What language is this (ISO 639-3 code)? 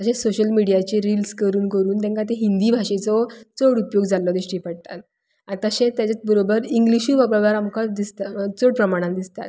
kok